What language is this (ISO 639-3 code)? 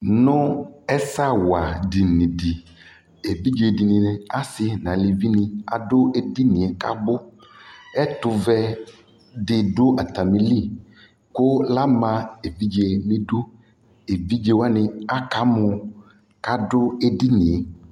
kpo